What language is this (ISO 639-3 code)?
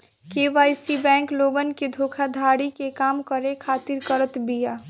bho